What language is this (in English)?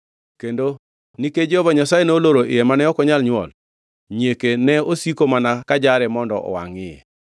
Luo (Kenya and Tanzania)